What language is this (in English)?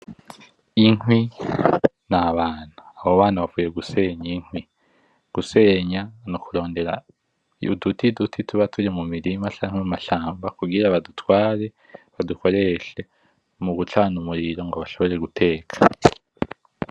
Rundi